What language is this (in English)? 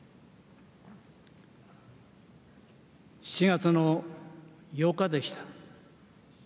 Japanese